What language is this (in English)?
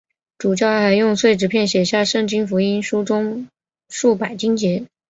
Chinese